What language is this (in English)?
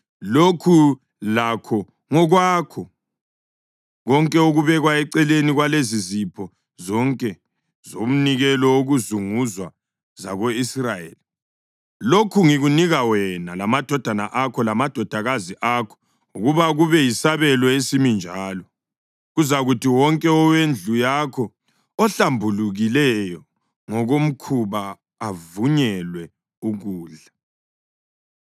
North Ndebele